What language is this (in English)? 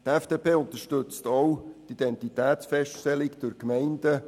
Swiss German